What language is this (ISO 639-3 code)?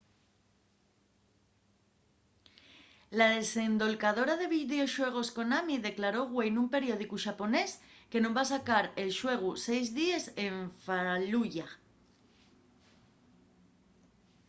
ast